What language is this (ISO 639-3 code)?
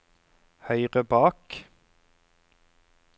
nor